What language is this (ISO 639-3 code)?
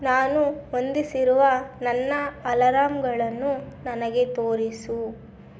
kan